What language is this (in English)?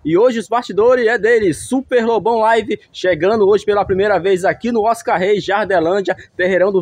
Portuguese